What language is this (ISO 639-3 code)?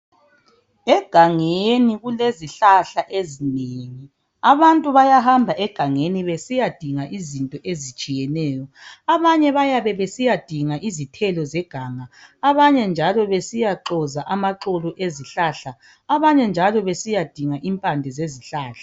nde